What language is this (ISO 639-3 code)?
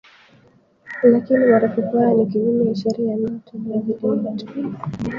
swa